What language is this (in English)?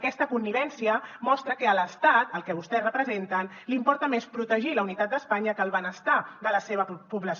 Catalan